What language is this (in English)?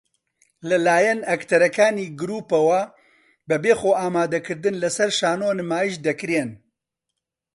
Central Kurdish